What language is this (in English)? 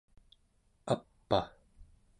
Central Yupik